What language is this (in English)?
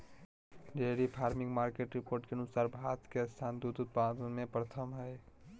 Magahi